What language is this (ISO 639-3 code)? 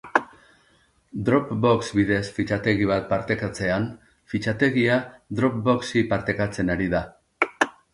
eus